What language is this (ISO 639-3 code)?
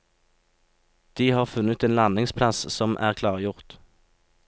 nor